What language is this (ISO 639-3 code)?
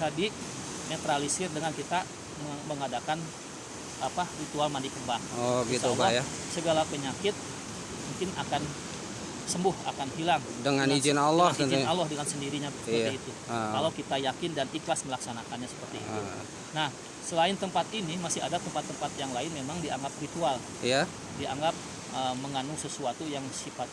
ind